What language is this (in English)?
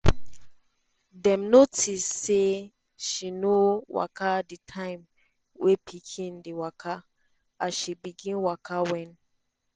Nigerian Pidgin